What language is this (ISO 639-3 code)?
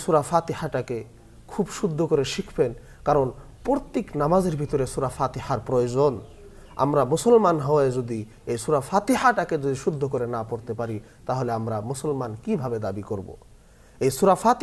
ara